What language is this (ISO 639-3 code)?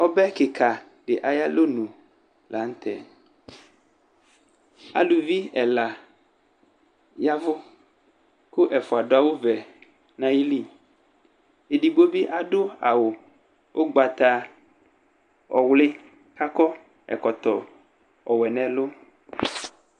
kpo